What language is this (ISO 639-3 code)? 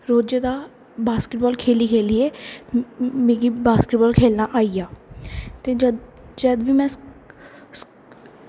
doi